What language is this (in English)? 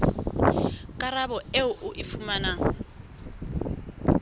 Southern Sotho